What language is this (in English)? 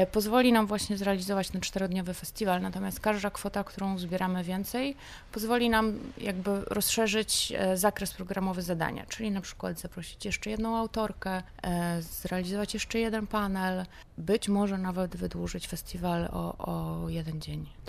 Polish